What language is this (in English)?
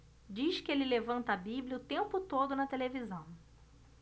Portuguese